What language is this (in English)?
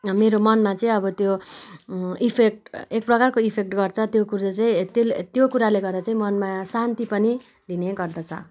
Nepali